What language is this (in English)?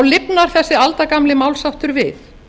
Icelandic